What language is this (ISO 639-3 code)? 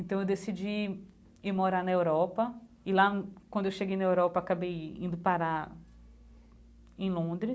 por